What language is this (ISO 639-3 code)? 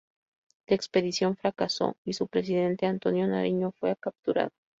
spa